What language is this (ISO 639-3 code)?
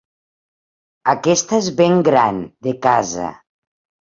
cat